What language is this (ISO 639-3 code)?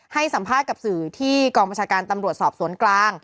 tha